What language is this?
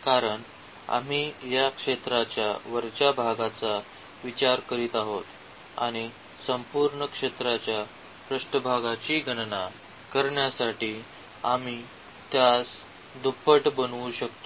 Marathi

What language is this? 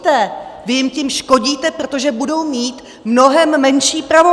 Czech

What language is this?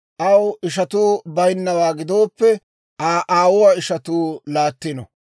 Dawro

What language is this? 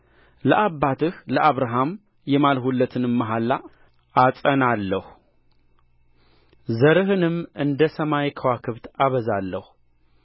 Amharic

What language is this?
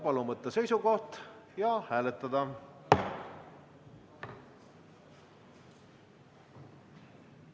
Estonian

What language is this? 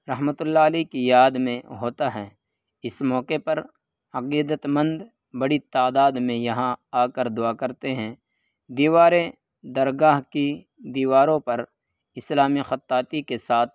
Urdu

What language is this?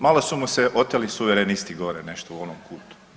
Croatian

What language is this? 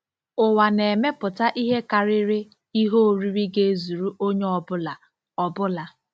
Igbo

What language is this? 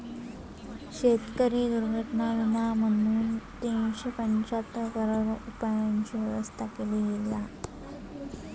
Marathi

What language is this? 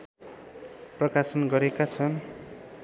Nepali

